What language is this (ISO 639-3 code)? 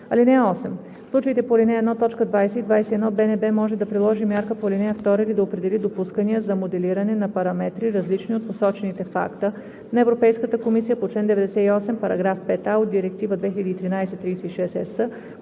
bul